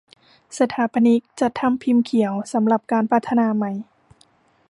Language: Thai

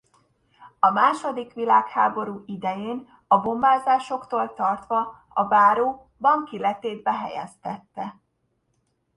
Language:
Hungarian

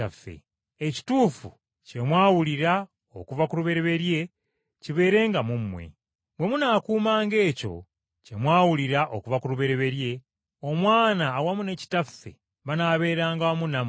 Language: Ganda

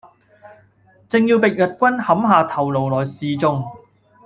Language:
Cantonese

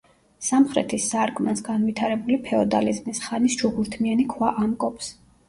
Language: Georgian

